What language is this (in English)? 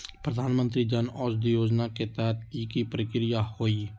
Magahi